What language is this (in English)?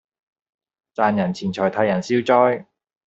Cantonese